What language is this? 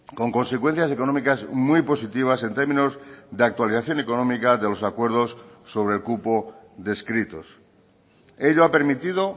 Spanish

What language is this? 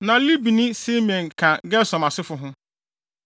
Akan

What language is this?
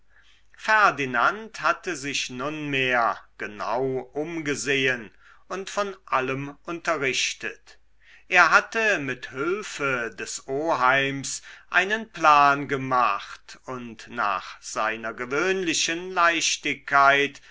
German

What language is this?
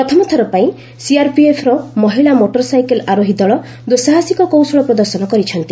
Odia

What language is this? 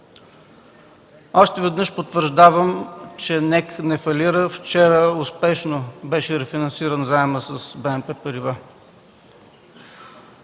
Bulgarian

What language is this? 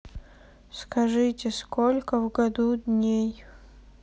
Russian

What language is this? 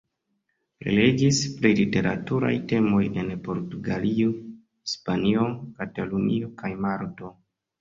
Esperanto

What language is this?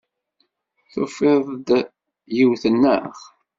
Kabyle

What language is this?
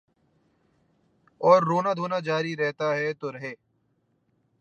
Urdu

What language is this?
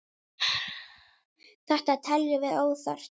Icelandic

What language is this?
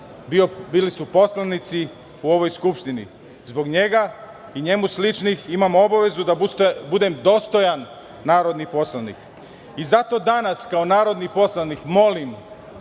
Serbian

